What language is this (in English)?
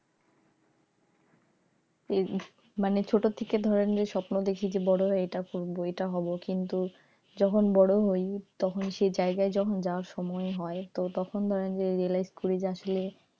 Bangla